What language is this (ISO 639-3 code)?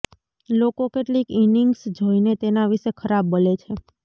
guj